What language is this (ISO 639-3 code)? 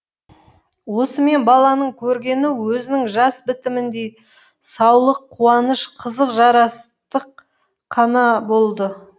kaz